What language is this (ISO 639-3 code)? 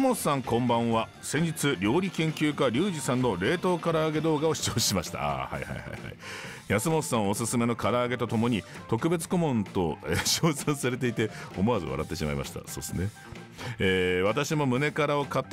jpn